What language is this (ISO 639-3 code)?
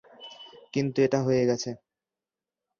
ben